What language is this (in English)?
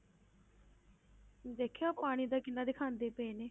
Punjabi